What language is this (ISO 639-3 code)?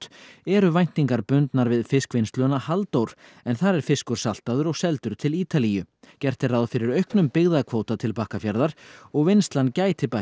isl